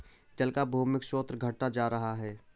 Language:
Hindi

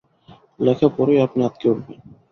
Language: Bangla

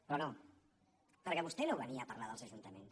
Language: Catalan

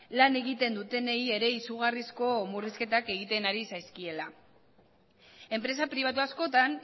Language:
Basque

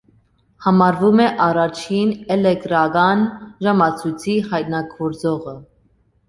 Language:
Armenian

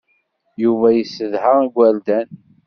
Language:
Kabyle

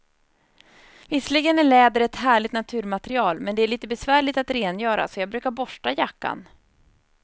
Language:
Swedish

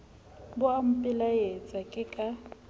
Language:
Southern Sotho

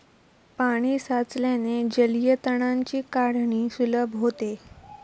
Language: Marathi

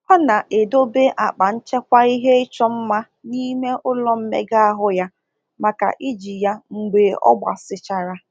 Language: Igbo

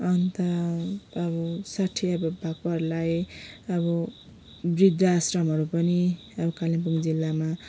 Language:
Nepali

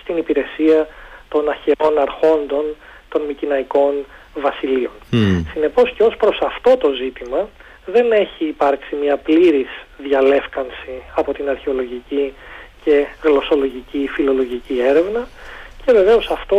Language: Greek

